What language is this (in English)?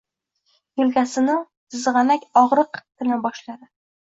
Uzbek